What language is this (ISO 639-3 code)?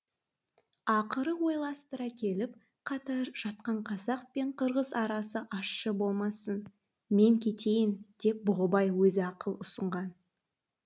kaz